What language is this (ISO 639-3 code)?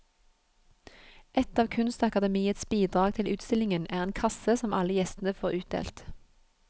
nor